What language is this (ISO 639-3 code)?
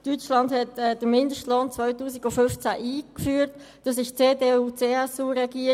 gsw